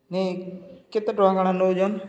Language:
Odia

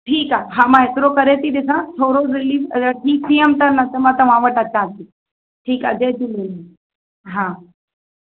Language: Sindhi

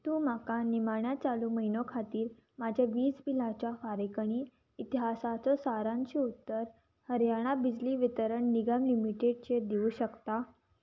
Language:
Konkani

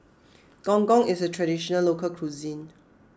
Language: English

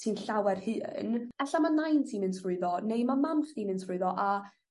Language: Welsh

